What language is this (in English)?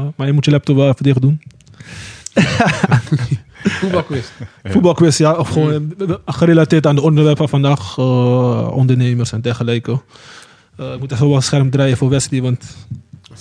Dutch